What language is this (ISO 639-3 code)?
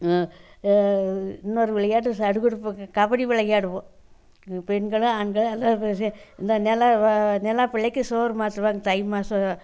tam